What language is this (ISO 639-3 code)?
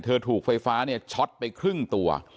tha